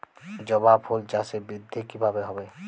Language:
Bangla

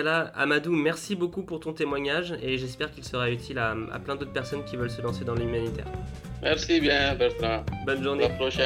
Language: French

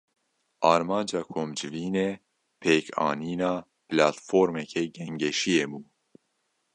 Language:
Kurdish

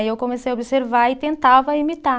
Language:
Portuguese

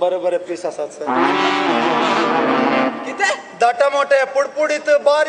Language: Hindi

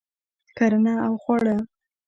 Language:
Pashto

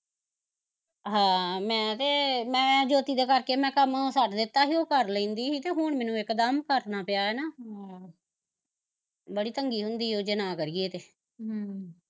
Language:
Punjabi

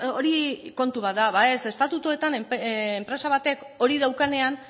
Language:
Basque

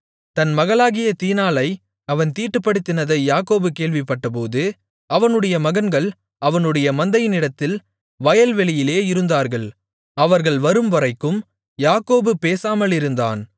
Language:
Tamil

